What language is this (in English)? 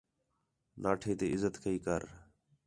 Khetrani